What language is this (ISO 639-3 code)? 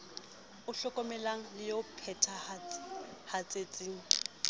sot